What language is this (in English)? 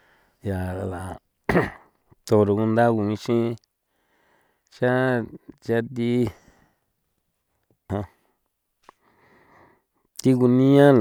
San Felipe Otlaltepec Popoloca